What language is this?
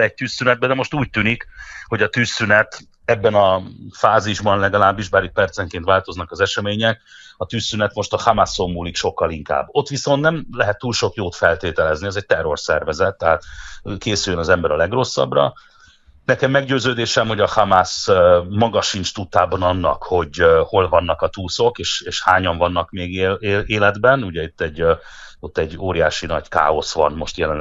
Hungarian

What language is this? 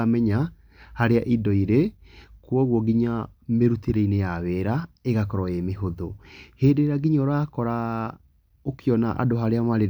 Kikuyu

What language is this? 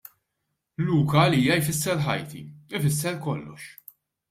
Maltese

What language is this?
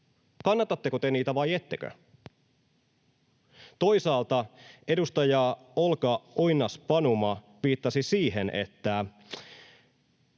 Finnish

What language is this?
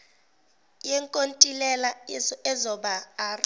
Zulu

